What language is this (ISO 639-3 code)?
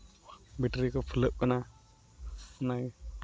sat